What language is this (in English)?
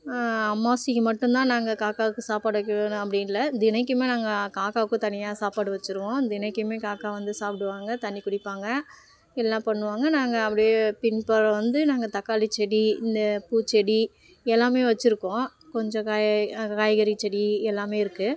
Tamil